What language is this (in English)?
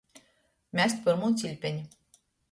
Latgalian